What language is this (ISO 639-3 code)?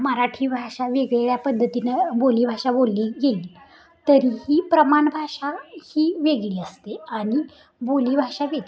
mar